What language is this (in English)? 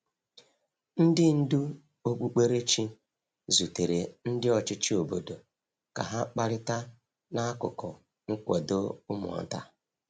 Igbo